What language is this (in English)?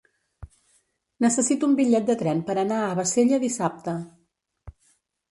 Catalan